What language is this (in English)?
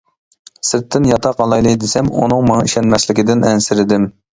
Uyghur